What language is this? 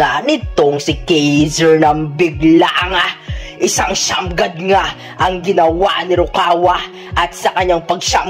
Filipino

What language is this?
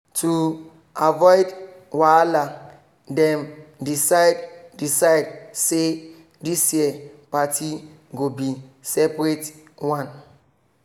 Nigerian Pidgin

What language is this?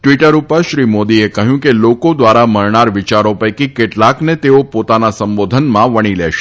Gujarati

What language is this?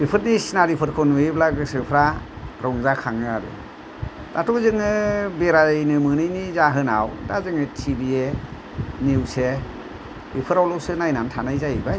Bodo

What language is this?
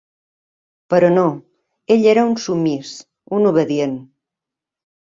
Catalan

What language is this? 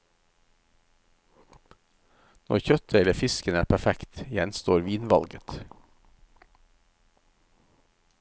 Norwegian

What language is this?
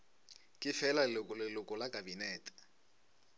Northern Sotho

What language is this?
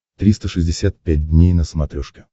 Russian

